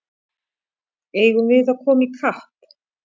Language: Icelandic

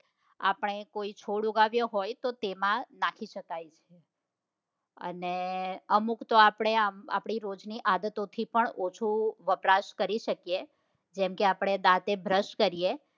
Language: Gujarati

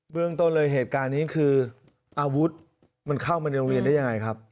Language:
Thai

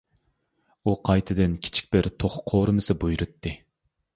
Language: Uyghur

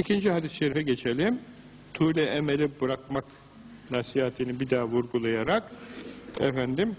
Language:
Turkish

